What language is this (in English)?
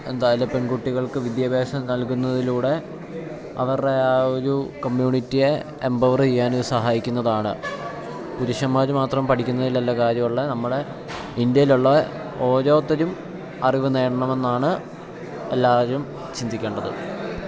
Malayalam